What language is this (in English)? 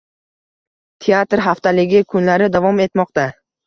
Uzbek